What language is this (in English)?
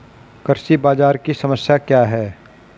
Hindi